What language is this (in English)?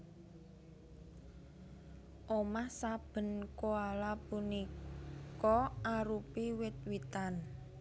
Javanese